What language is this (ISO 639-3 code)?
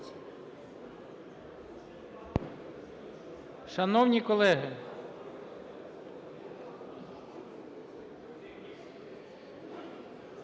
ukr